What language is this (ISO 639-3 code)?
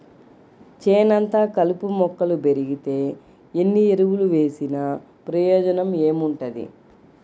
tel